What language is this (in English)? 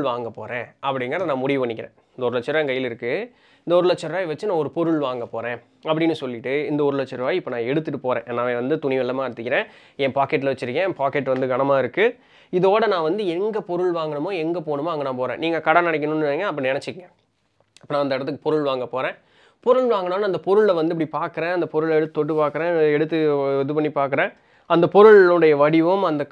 Tamil